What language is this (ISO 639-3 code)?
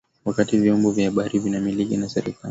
swa